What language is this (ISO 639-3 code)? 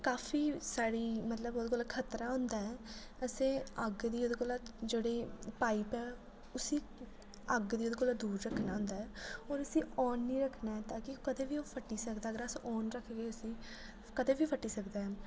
doi